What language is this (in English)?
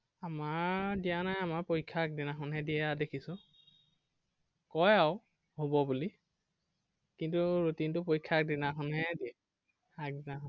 Assamese